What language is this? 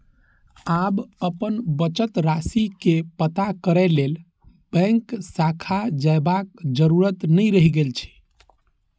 Maithili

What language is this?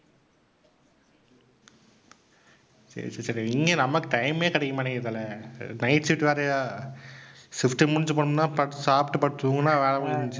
Tamil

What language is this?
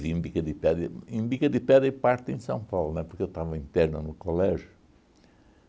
Portuguese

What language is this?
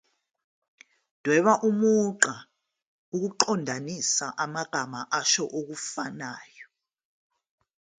Zulu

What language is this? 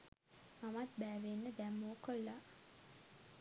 Sinhala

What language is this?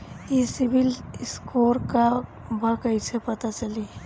Bhojpuri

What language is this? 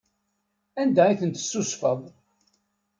Kabyle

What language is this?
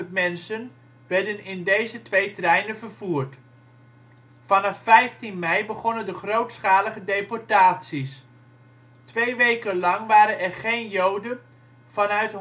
Dutch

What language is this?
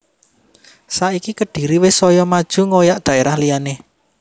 Javanese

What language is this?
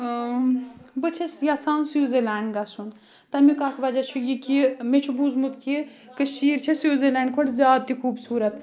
Kashmiri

